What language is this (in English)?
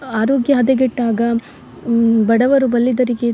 Kannada